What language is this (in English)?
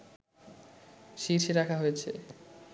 Bangla